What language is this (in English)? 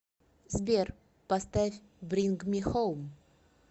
Russian